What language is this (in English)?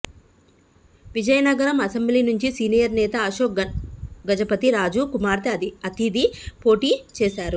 Telugu